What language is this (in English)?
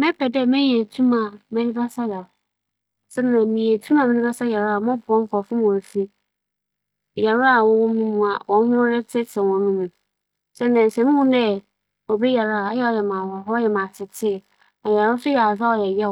Akan